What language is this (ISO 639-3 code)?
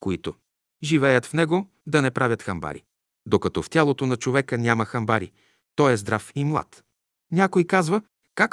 bul